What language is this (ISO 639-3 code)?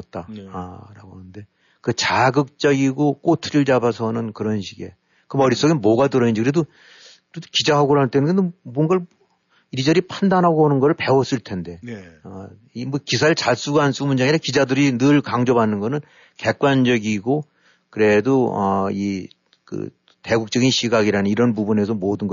kor